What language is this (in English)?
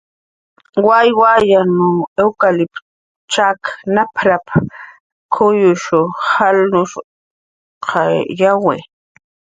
Jaqaru